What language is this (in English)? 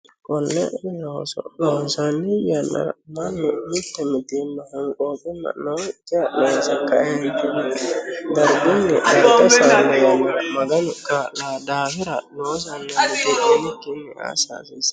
Sidamo